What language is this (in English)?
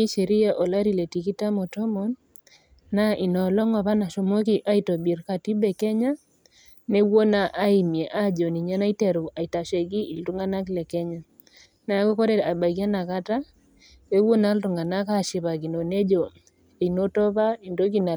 Masai